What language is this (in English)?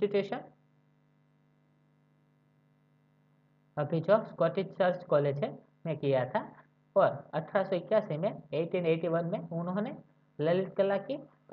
Hindi